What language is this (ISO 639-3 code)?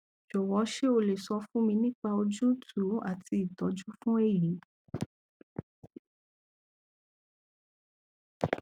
yor